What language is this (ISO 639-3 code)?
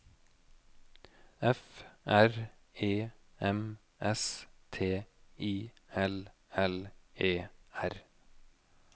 nor